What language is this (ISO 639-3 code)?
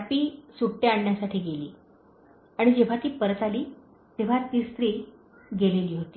mar